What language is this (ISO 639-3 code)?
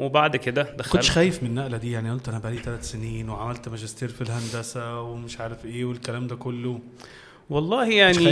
ara